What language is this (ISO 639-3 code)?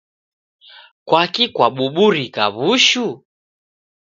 dav